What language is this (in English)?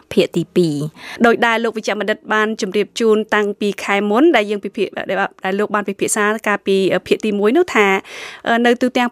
Vietnamese